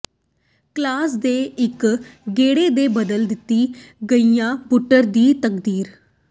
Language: Punjabi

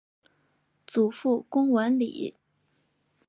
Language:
Chinese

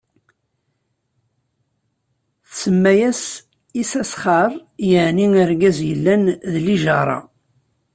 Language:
Kabyle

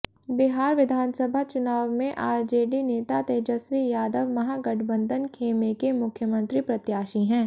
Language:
Hindi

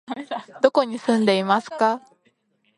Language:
Japanese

